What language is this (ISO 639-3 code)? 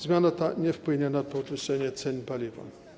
pol